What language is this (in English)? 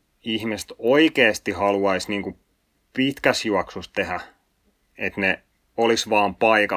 Finnish